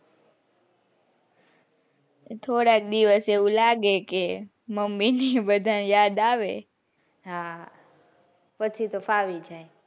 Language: Gujarati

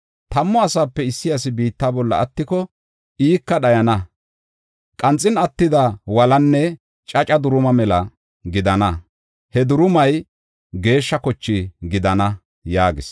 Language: Gofa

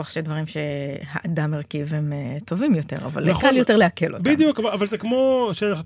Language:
Hebrew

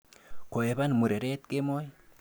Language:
Kalenjin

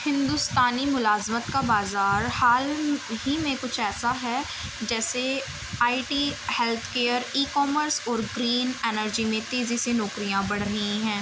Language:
Urdu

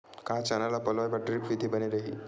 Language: Chhattisgarhi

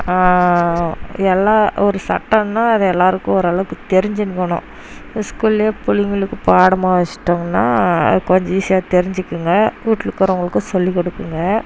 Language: Tamil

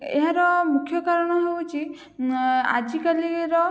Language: Odia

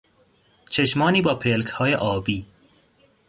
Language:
Persian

